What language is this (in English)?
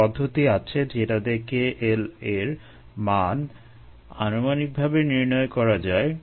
Bangla